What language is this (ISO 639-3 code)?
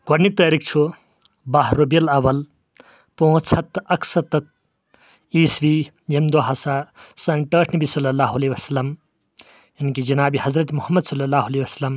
kas